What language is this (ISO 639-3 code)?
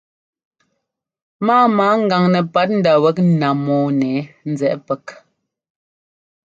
jgo